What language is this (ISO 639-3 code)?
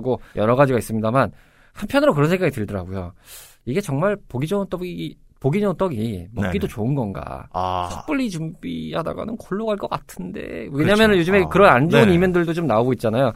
kor